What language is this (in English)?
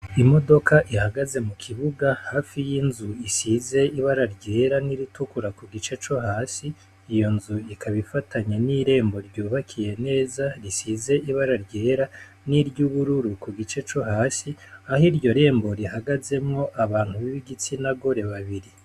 Rundi